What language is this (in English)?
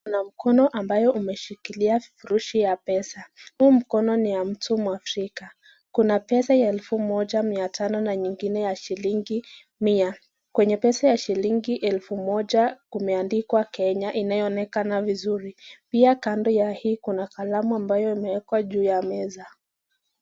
Swahili